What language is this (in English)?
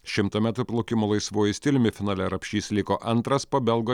Lithuanian